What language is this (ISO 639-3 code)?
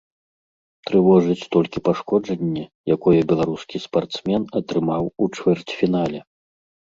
bel